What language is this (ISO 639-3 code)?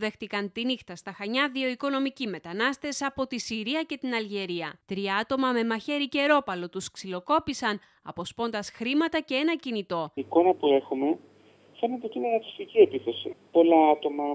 ell